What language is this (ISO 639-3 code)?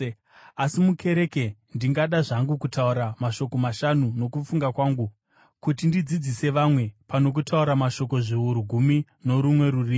sna